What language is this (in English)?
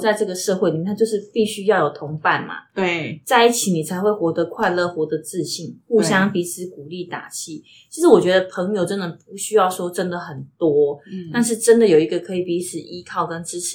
Chinese